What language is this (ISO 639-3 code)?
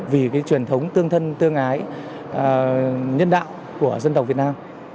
vie